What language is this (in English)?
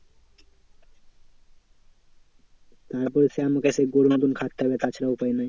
Bangla